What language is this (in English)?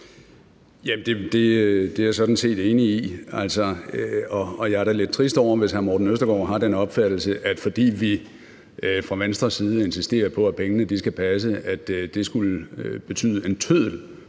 Danish